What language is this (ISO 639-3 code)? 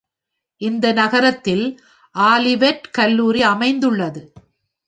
tam